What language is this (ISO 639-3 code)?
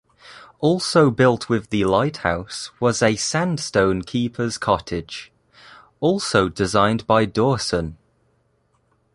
eng